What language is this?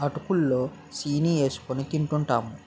Telugu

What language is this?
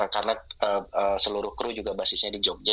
Indonesian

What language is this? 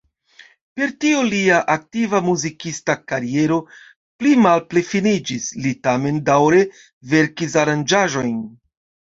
Esperanto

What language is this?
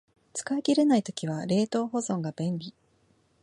Japanese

